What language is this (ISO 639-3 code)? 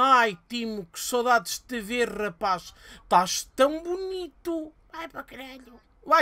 por